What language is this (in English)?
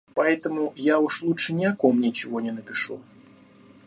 Russian